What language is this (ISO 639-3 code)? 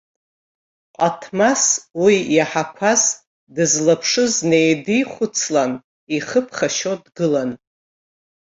abk